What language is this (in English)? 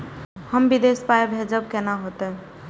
Maithili